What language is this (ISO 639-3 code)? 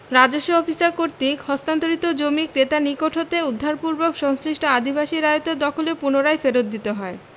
ben